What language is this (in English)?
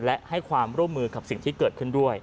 Thai